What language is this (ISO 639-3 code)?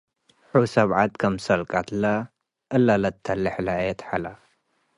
tig